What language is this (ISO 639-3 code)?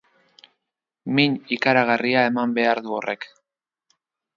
eus